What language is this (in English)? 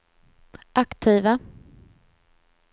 Swedish